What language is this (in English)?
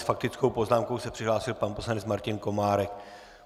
Czech